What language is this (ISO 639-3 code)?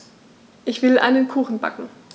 deu